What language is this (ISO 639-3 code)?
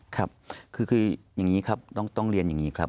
tha